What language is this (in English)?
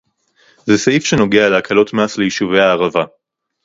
Hebrew